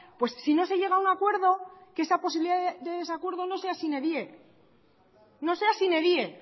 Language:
Spanish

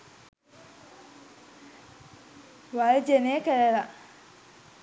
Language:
Sinhala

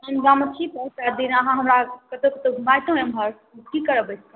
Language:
Maithili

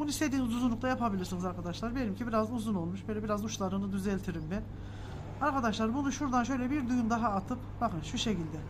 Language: Turkish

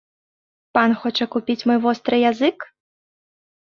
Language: Belarusian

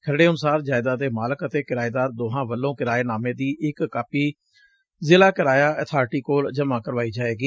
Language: Punjabi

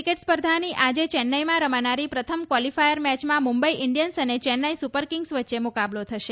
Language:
Gujarati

